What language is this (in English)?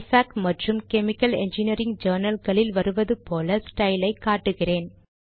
Tamil